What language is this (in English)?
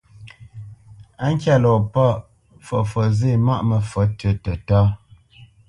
Bamenyam